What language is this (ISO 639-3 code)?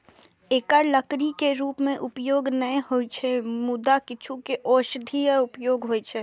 mai